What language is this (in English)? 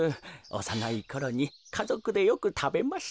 Japanese